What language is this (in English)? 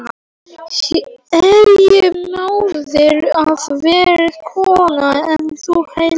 Icelandic